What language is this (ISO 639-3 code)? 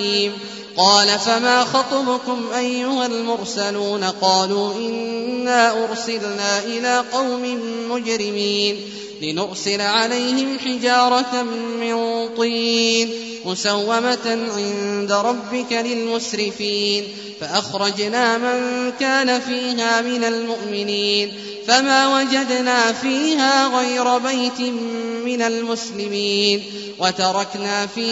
ara